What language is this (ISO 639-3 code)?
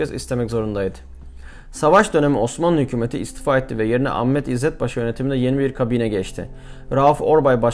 tur